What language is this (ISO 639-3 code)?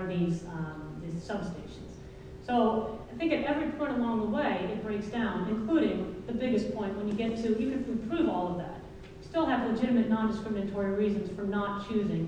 eng